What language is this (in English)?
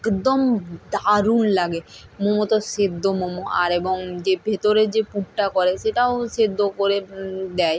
Bangla